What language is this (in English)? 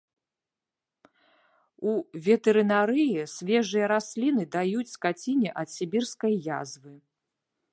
Belarusian